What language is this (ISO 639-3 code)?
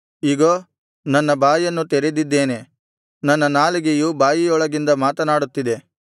kan